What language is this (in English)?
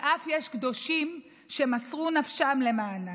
Hebrew